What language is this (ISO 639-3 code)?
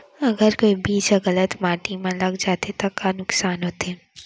hne